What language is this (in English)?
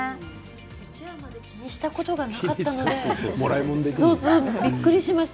Japanese